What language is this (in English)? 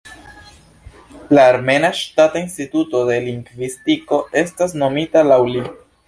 Esperanto